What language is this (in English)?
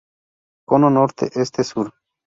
Spanish